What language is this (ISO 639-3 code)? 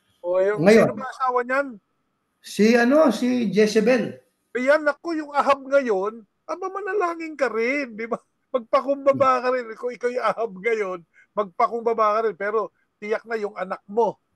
fil